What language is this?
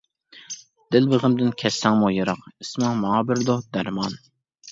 Uyghur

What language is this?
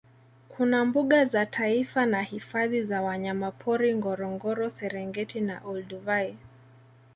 Swahili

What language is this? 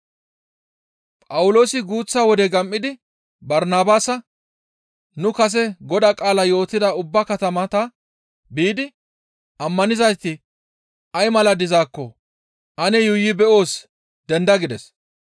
Gamo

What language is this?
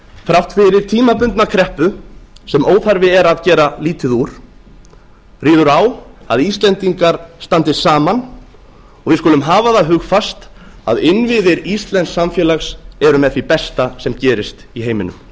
Icelandic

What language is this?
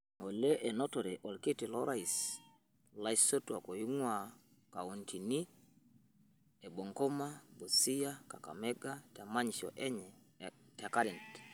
Masai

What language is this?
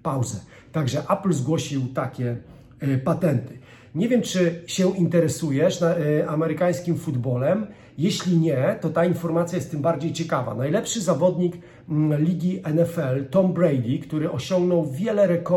Polish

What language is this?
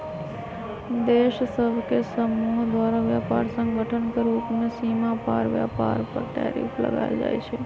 Magahi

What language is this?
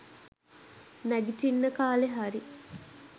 Sinhala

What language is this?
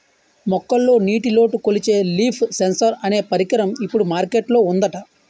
Telugu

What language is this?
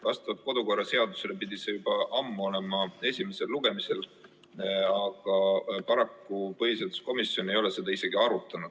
Estonian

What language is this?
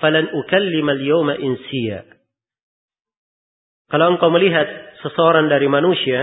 Indonesian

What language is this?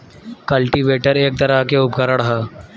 Bhojpuri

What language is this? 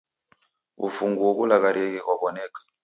Taita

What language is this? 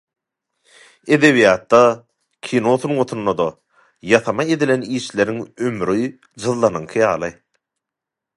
Turkmen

